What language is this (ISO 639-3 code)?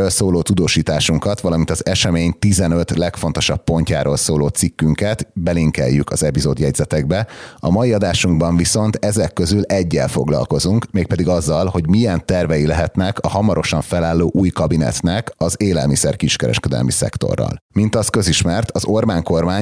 hun